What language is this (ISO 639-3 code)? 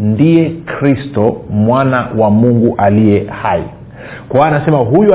swa